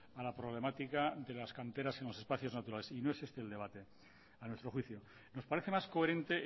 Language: Spanish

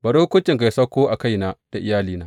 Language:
Hausa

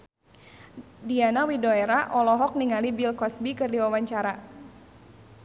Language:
Sundanese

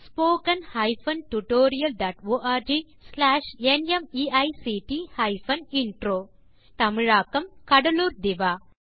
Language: Tamil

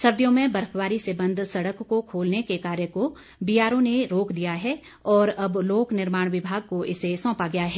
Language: Hindi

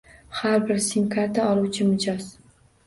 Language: Uzbek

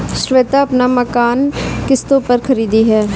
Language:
Hindi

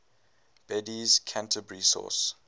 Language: English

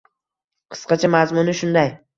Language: Uzbek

